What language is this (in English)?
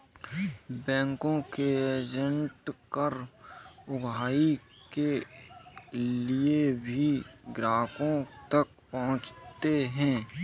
Hindi